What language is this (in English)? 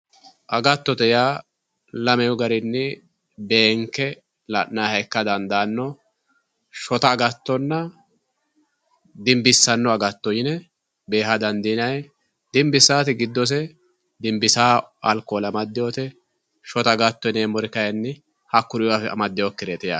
Sidamo